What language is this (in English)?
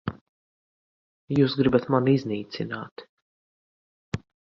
Latvian